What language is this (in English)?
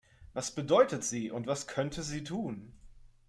German